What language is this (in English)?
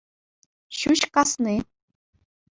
Chuvash